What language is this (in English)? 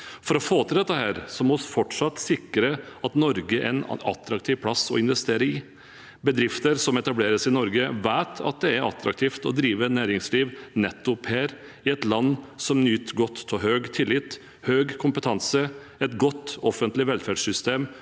Norwegian